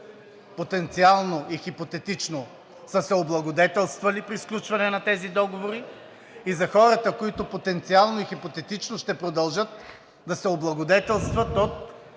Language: Bulgarian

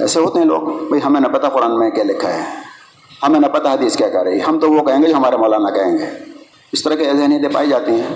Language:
Urdu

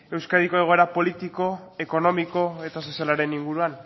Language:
Basque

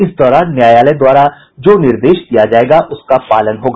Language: Hindi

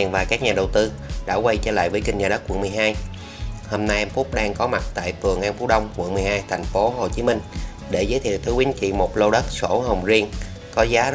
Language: Vietnamese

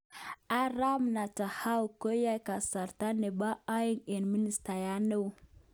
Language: Kalenjin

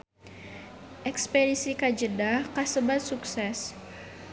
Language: Sundanese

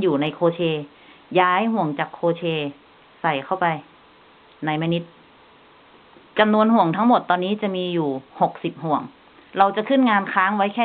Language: Thai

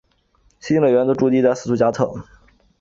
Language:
Chinese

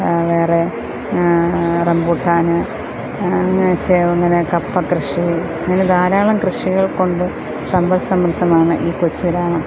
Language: Malayalam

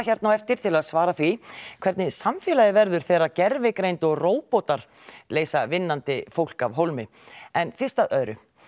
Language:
Icelandic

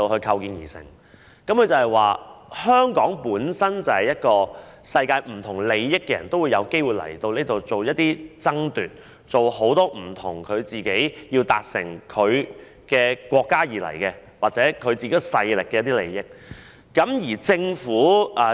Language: Cantonese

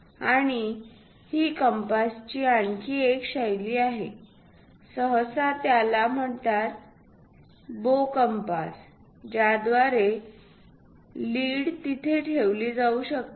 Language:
Marathi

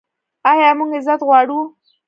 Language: Pashto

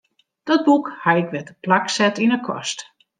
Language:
Western Frisian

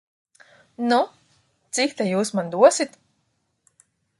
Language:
Latvian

